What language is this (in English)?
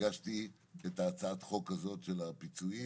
Hebrew